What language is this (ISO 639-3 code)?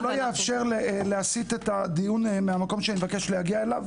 heb